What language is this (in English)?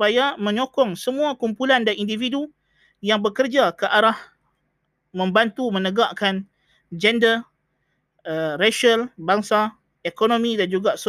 Malay